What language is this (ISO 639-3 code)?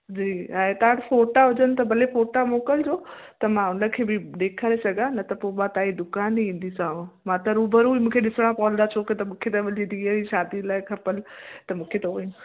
snd